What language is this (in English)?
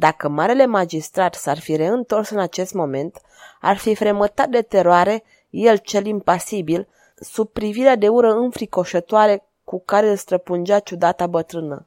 Romanian